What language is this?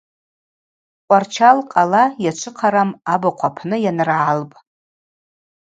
Abaza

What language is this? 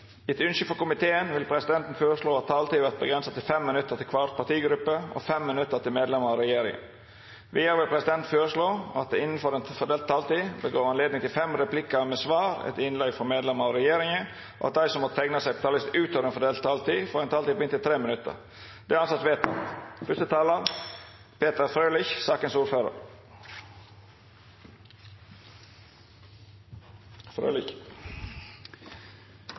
Norwegian Nynorsk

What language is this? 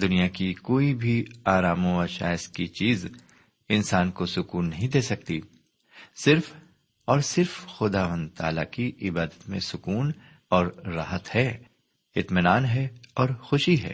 Urdu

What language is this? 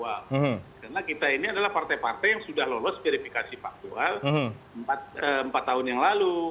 Indonesian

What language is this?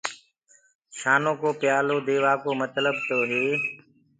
Gurgula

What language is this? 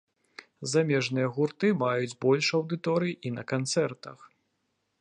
Belarusian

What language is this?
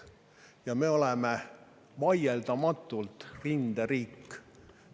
Estonian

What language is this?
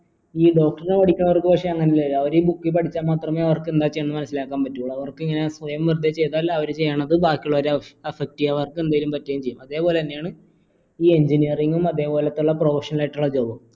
Malayalam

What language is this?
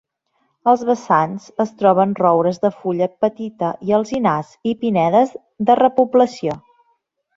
Catalan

